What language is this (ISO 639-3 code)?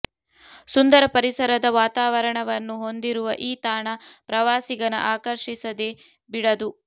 kan